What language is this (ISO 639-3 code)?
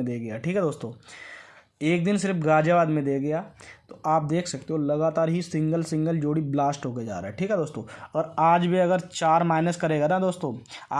hin